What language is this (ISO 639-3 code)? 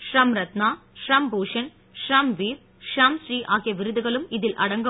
tam